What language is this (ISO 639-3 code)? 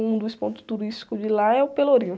por